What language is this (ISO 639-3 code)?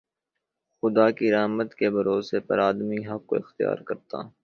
urd